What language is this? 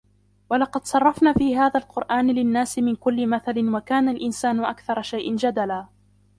Arabic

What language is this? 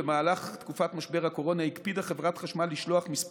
Hebrew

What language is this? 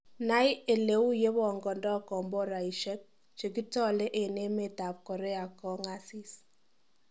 Kalenjin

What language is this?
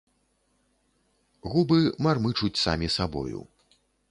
Belarusian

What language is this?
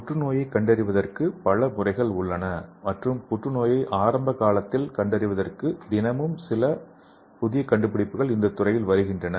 Tamil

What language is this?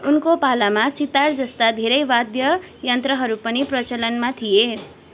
Nepali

